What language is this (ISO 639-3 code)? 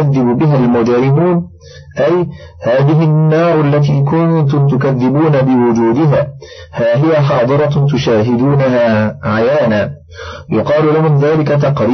ara